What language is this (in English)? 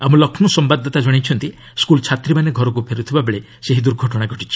Odia